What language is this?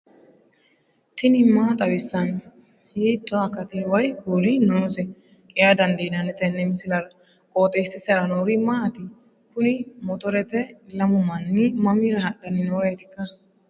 Sidamo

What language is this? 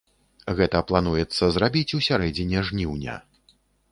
Belarusian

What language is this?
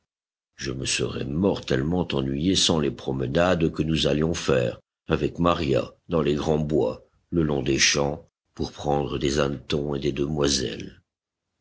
French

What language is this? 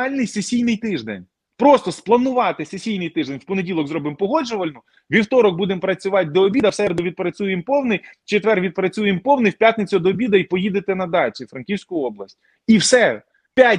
Ukrainian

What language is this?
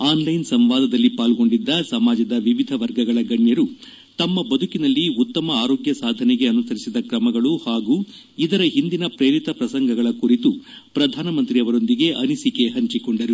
Kannada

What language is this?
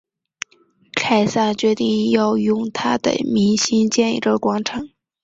Chinese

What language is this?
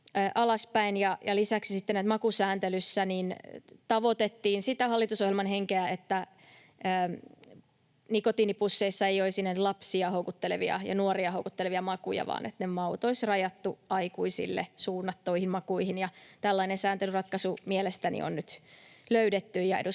Finnish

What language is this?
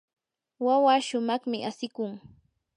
Yanahuanca Pasco Quechua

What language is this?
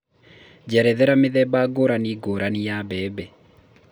Kikuyu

